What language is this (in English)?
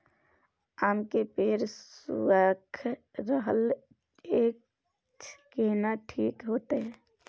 Maithili